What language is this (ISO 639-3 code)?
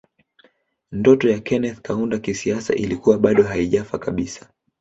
swa